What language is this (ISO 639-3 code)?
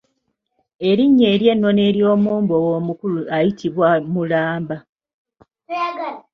lug